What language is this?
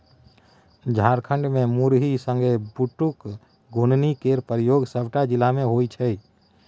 Maithili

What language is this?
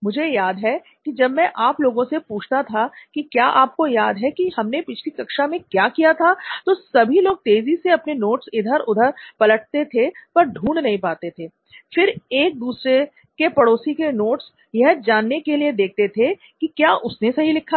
Hindi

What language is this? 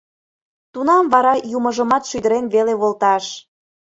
Mari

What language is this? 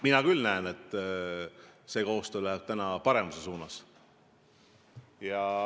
Estonian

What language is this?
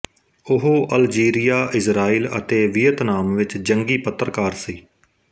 Punjabi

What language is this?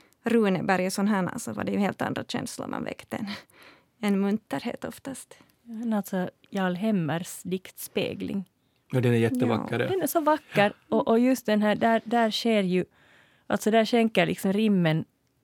Swedish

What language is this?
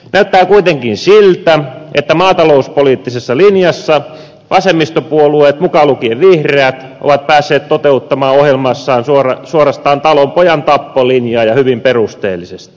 Finnish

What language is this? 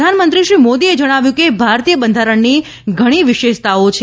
Gujarati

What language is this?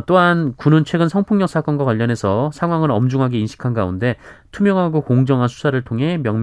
Korean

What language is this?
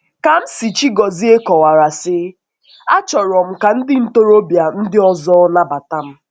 Igbo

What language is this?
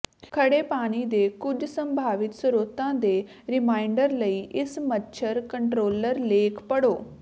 Punjabi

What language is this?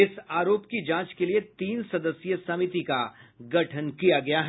Hindi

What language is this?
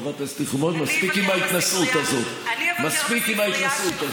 Hebrew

